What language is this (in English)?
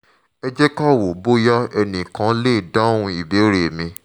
Yoruba